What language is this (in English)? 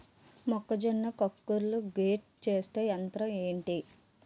Telugu